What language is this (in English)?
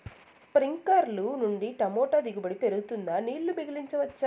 Telugu